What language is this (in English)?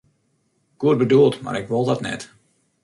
Western Frisian